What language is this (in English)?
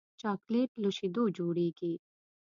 Pashto